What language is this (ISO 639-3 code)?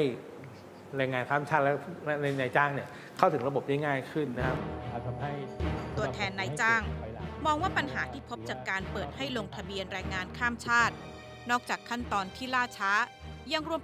tha